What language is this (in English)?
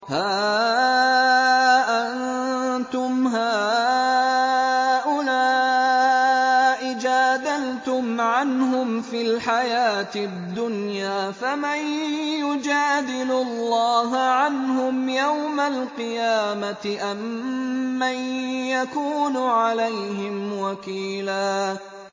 Arabic